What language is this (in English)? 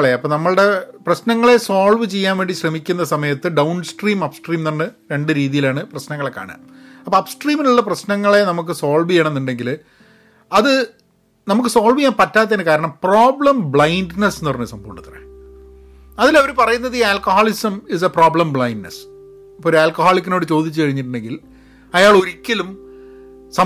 Malayalam